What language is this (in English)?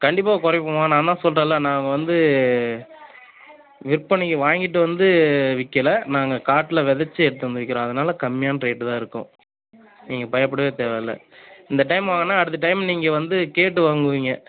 Tamil